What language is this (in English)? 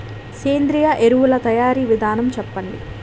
Telugu